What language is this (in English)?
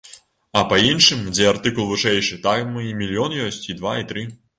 Belarusian